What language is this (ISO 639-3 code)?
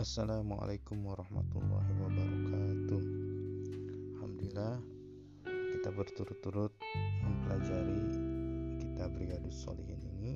ind